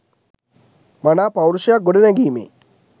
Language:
Sinhala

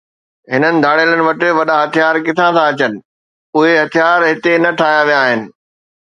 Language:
Sindhi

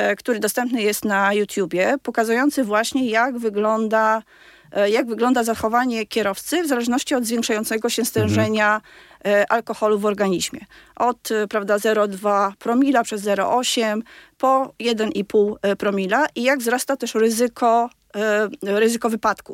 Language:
Polish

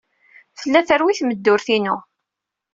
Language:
Kabyle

